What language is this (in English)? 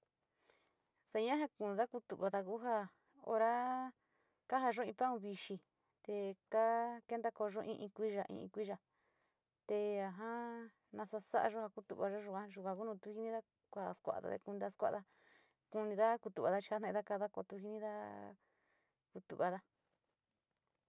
Sinicahua Mixtec